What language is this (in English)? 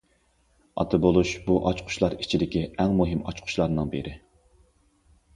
Uyghur